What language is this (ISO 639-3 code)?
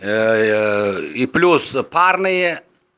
rus